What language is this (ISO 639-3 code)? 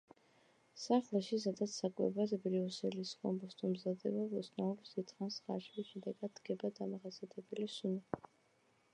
kat